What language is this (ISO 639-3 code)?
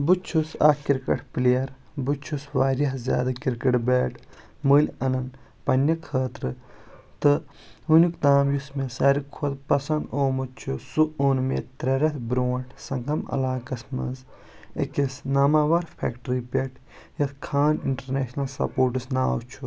kas